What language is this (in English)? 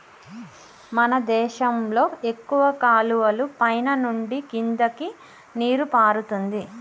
Telugu